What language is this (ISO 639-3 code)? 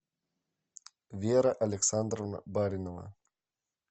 rus